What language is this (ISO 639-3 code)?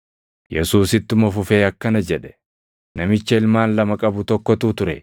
orm